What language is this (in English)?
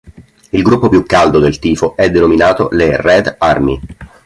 Italian